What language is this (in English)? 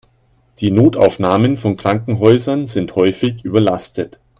German